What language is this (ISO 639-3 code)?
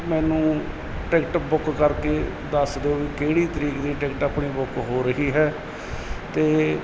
pan